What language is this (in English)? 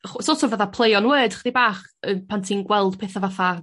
Welsh